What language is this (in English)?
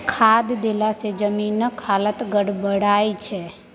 Maithili